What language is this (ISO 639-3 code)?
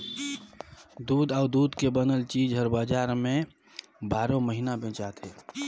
hne